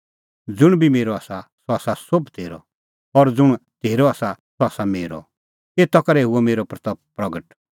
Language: Kullu Pahari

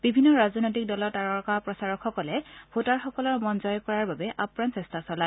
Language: Assamese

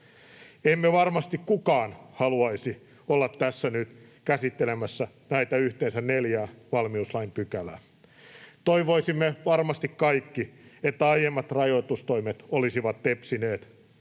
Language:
Finnish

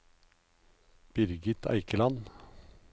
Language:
Norwegian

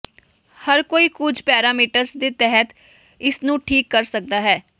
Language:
Punjabi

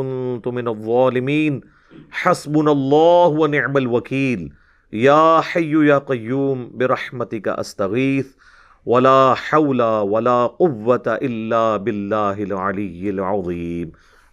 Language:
Urdu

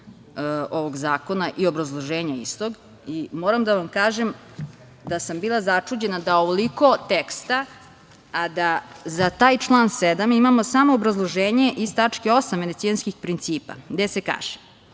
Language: Serbian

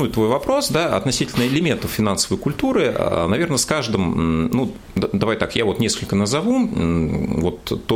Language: Russian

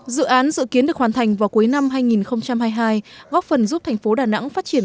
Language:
Vietnamese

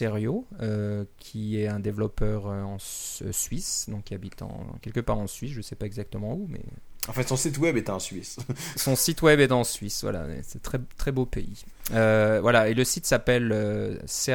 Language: French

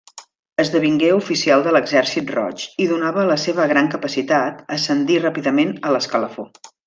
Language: Catalan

